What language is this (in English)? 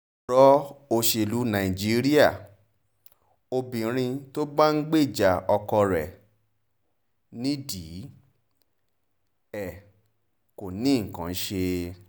Yoruba